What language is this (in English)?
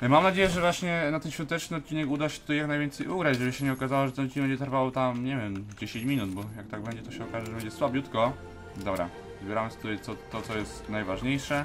Polish